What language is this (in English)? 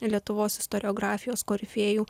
Lithuanian